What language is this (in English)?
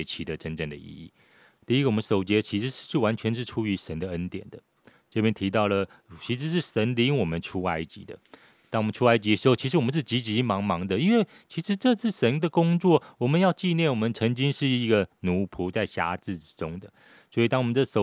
Chinese